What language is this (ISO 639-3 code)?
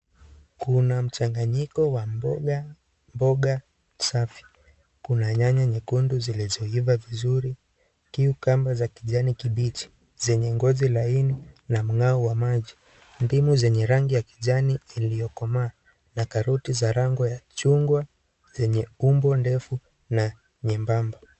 swa